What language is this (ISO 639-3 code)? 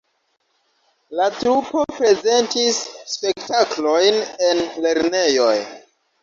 epo